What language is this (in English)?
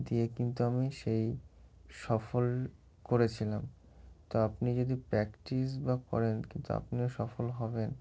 Bangla